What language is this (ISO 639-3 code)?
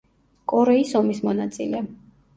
kat